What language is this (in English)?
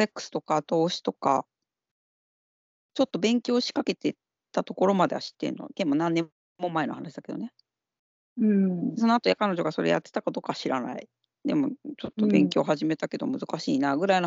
Japanese